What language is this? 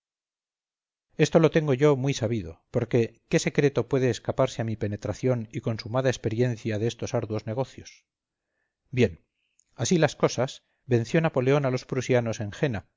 Spanish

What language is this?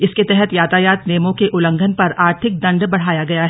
Hindi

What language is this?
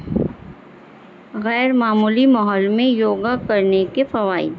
Urdu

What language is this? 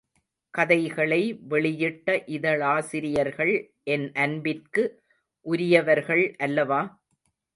Tamil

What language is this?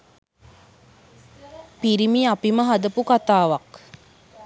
Sinhala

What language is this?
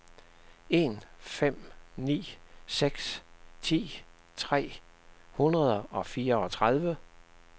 Danish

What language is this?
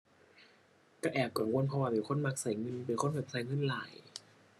Thai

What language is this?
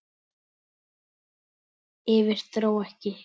Icelandic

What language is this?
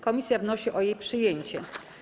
Polish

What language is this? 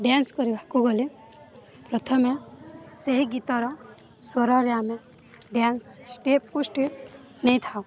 Odia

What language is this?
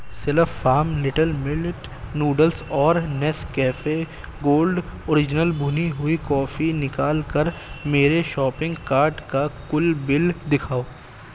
Urdu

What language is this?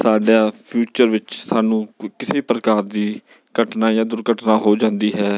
Punjabi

